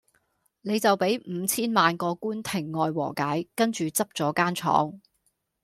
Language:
Cantonese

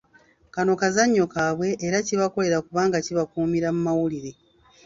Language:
Ganda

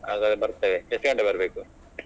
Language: Kannada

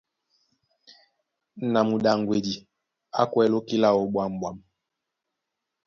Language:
Duala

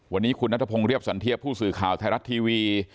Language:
Thai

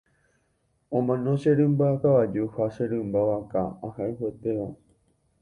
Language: Guarani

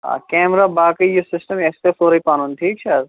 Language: Kashmiri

